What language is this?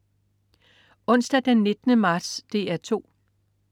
Danish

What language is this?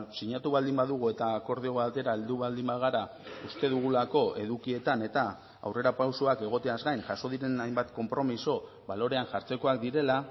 Basque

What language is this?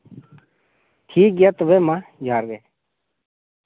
Santali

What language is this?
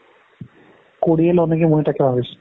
Assamese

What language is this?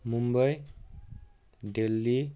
Nepali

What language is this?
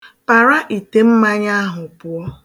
Igbo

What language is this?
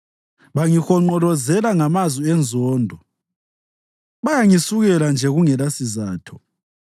North Ndebele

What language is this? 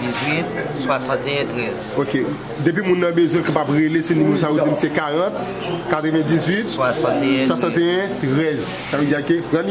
French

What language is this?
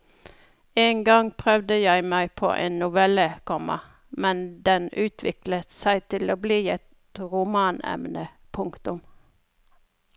Norwegian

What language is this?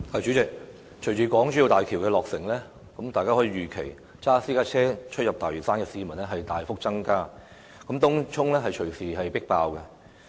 Cantonese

